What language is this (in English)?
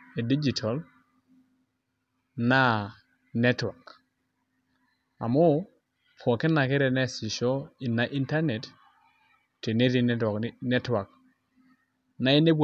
Masai